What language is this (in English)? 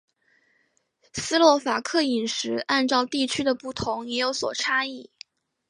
Chinese